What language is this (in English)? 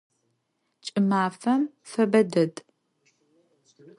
Adyghe